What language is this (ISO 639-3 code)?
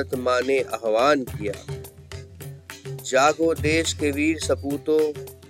hin